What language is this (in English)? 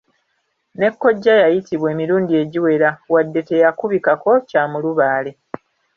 Ganda